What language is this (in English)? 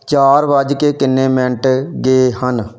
Punjabi